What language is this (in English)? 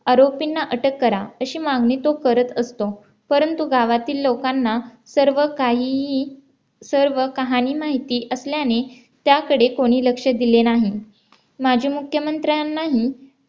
Marathi